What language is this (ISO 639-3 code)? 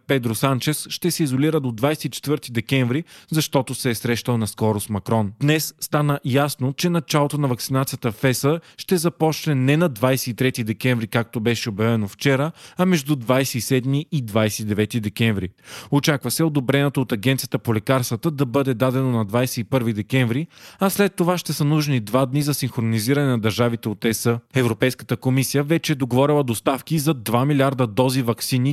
bul